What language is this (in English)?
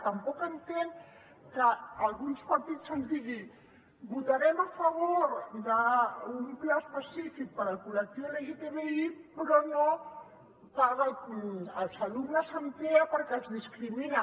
Catalan